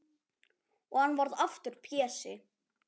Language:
Icelandic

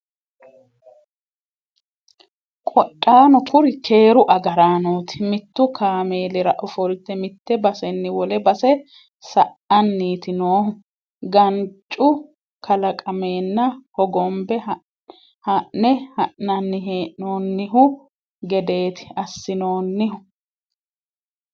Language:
Sidamo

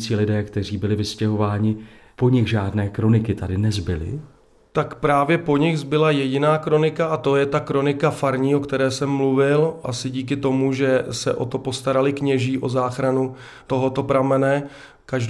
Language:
Czech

